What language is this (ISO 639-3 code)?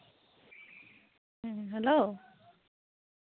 sat